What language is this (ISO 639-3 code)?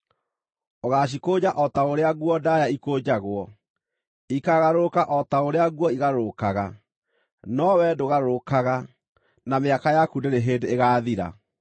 kik